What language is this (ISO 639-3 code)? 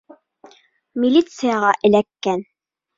bak